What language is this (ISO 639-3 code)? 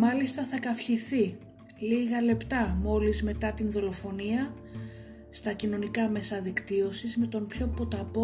ell